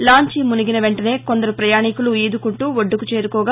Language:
Telugu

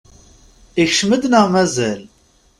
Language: Kabyle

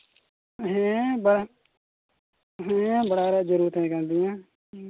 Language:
Santali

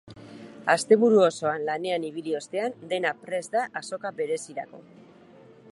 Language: Basque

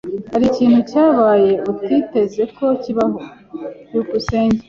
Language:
Kinyarwanda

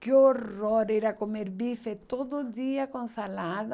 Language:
Portuguese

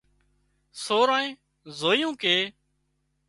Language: Wadiyara Koli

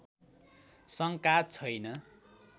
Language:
Nepali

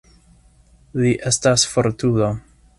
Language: Esperanto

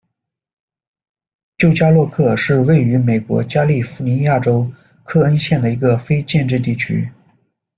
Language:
Chinese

